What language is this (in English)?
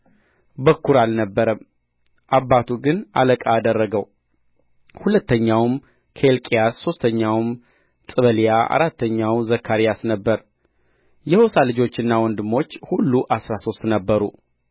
Amharic